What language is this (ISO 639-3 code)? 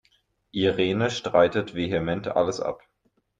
deu